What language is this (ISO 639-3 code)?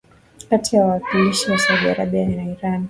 swa